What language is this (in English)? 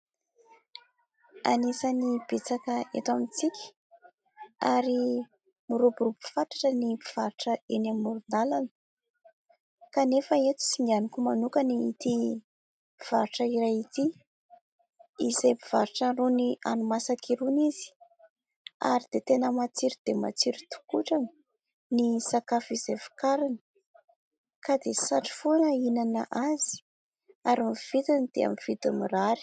Malagasy